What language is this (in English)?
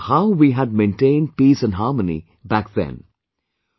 English